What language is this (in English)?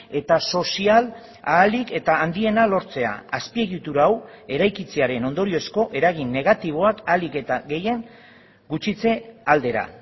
Basque